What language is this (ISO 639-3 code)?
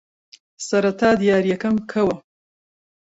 ckb